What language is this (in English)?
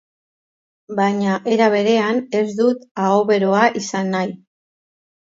Basque